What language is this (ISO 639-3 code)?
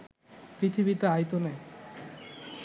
ben